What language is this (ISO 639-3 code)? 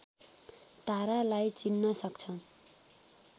nep